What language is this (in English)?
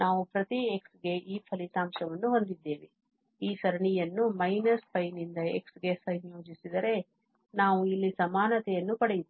Kannada